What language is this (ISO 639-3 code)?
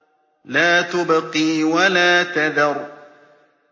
ara